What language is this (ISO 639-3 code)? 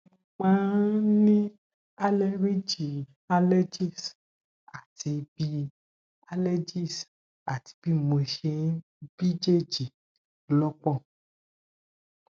yor